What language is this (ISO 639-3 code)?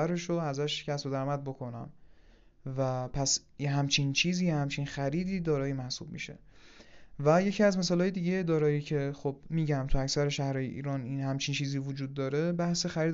fas